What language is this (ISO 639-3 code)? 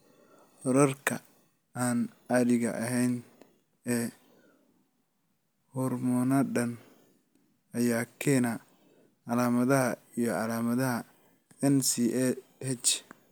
som